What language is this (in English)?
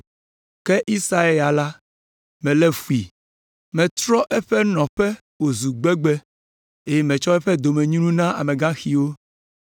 Ewe